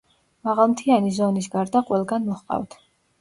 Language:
Georgian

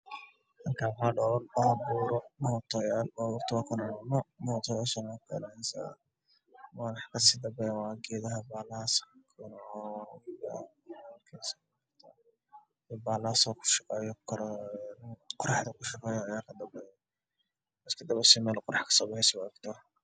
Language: Somali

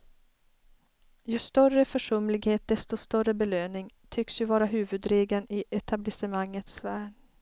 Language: Swedish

